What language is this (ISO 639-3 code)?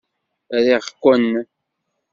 kab